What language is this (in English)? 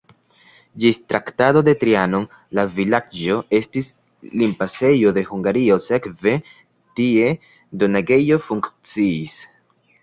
Esperanto